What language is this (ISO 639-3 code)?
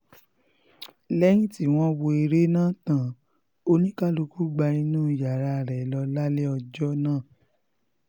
yor